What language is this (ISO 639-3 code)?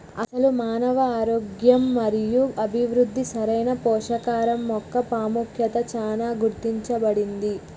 tel